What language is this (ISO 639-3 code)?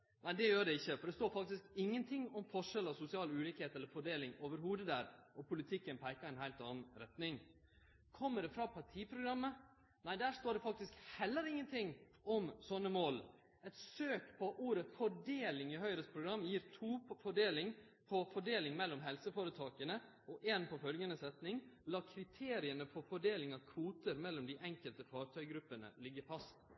nno